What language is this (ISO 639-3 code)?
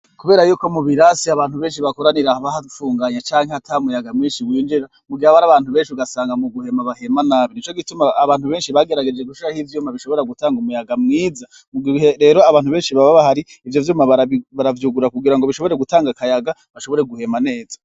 run